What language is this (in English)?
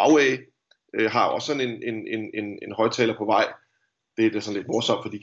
Danish